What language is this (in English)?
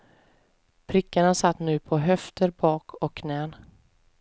Swedish